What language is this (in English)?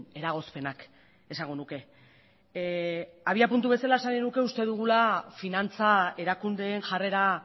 Basque